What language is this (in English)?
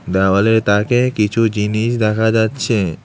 Bangla